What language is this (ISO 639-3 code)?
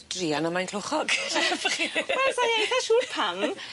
cym